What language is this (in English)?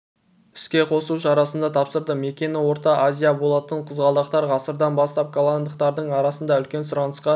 Kazakh